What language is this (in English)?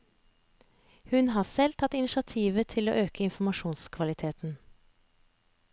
Norwegian